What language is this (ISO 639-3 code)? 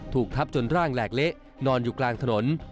tha